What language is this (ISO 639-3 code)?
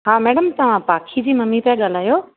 snd